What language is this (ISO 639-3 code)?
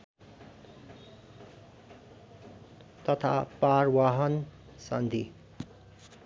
nep